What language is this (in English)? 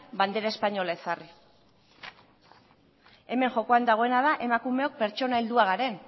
Basque